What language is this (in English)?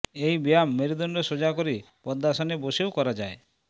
Bangla